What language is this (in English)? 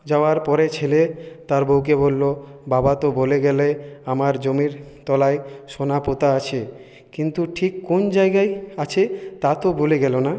Bangla